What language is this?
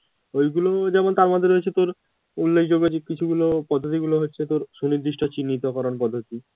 Bangla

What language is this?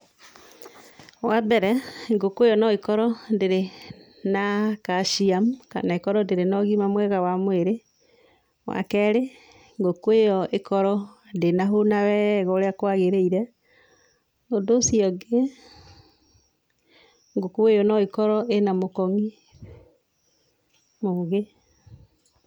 Kikuyu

